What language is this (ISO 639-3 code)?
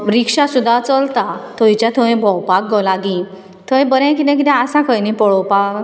kok